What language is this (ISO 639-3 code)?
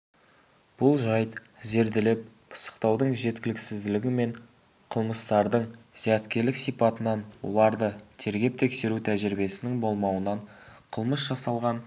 kaz